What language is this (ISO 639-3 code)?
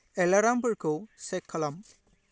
brx